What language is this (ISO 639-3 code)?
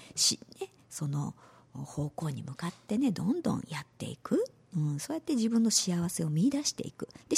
jpn